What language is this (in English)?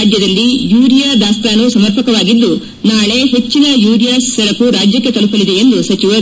Kannada